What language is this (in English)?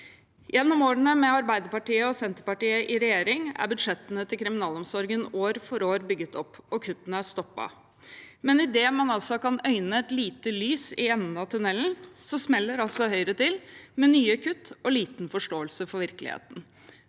Norwegian